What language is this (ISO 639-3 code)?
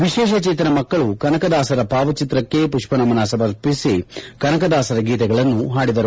kan